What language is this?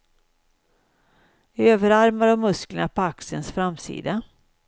Swedish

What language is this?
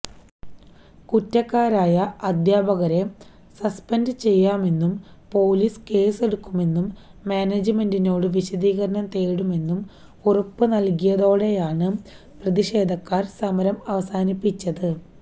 Malayalam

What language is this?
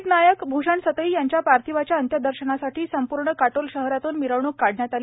Marathi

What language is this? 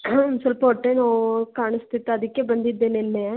Kannada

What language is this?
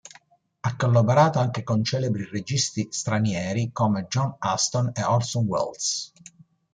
Italian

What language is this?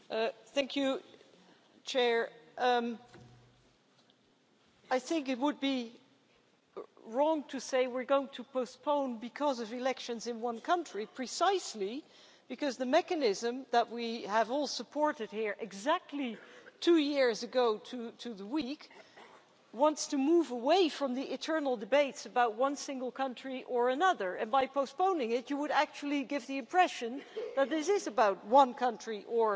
English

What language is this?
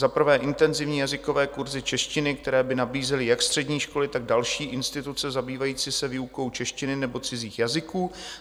Czech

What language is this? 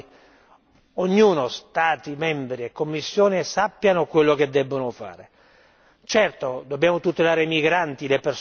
Italian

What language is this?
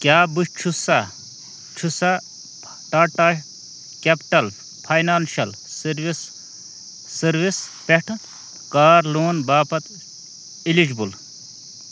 Kashmiri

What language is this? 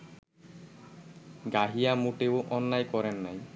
Bangla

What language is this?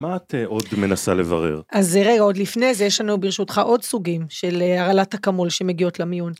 Hebrew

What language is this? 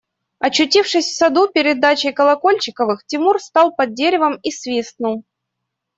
Russian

